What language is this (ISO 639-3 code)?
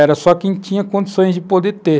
por